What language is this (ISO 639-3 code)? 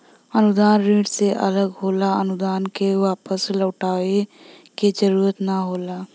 bho